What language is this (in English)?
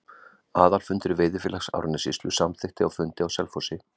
Icelandic